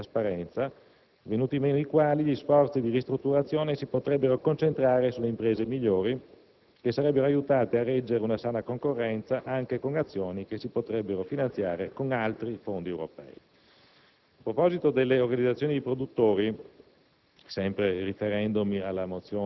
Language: Italian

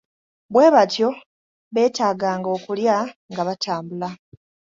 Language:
Ganda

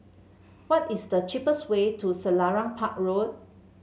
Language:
English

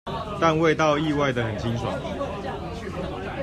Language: Chinese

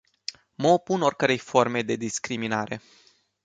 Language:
Romanian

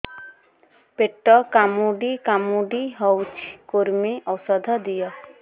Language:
Odia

